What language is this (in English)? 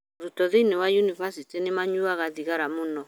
Kikuyu